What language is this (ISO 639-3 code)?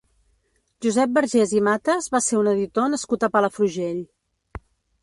cat